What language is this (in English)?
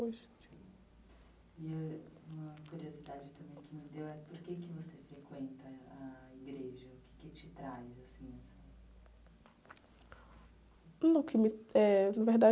Portuguese